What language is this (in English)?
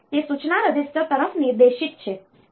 Gujarati